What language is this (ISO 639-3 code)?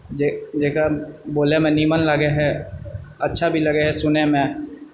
mai